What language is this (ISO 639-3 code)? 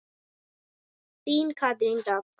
isl